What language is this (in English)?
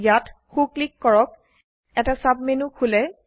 Assamese